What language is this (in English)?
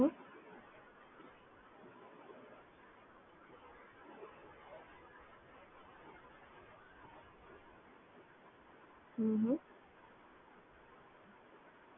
Gujarati